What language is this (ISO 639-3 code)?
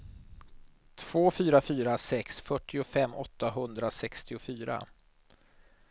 swe